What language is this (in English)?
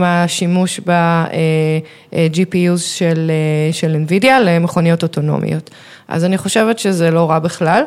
Hebrew